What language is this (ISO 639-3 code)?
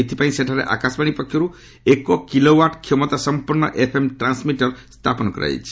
ori